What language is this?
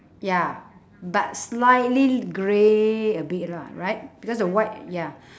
English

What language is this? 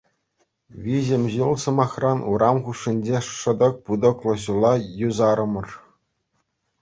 Chuvash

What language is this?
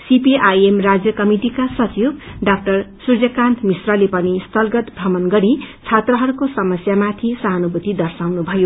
Nepali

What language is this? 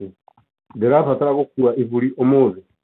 Kikuyu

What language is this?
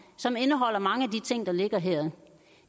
Danish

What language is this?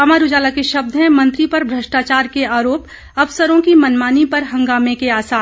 Hindi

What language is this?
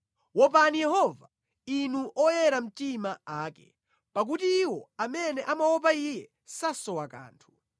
Nyanja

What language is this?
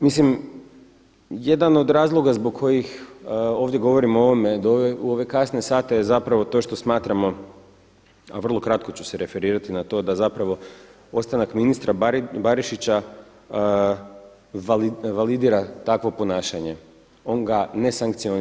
Croatian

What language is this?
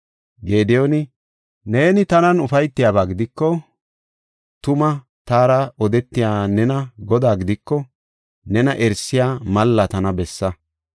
Gofa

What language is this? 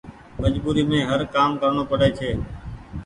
Goaria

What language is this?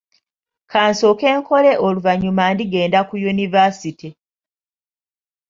Ganda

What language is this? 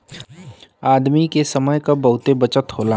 Bhojpuri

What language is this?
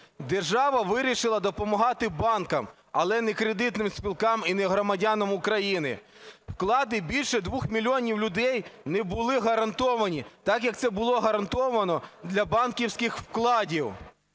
Ukrainian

